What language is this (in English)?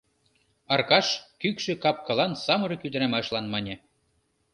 Mari